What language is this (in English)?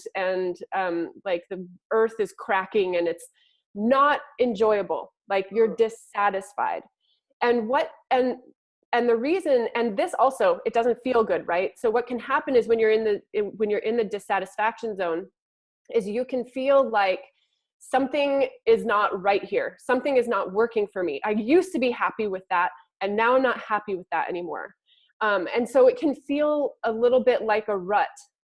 English